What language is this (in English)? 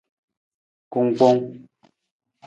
Nawdm